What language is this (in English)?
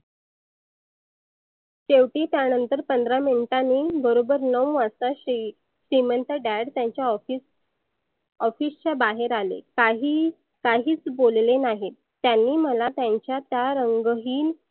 Marathi